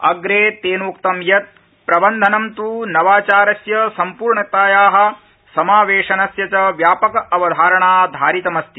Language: Sanskrit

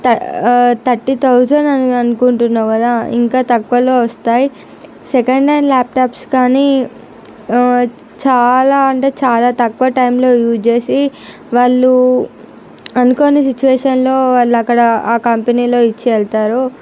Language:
Telugu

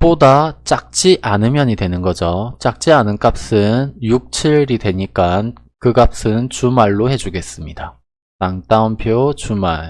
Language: Korean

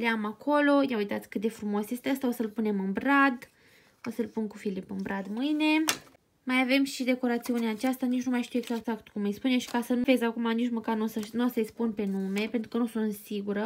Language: Romanian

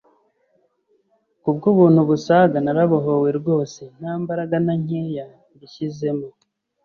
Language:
Kinyarwanda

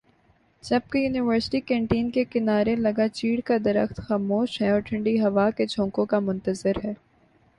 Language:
Urdu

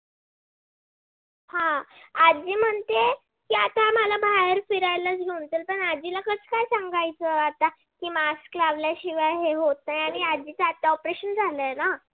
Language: Marathi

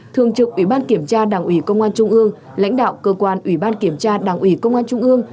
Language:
Vietnamese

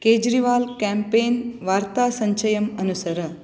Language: Sanskrit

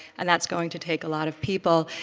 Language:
English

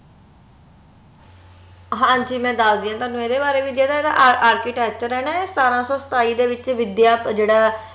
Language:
Punjabi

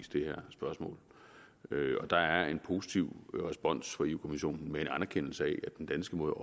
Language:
Danish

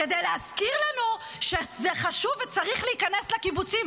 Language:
Hebrew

